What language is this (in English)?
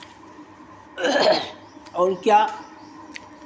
Hindi